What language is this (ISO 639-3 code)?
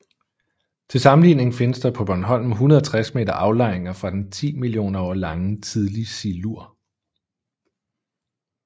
dan